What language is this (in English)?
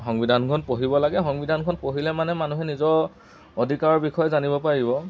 Assamese